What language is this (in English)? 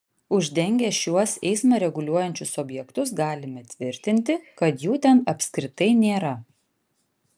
Lithuanian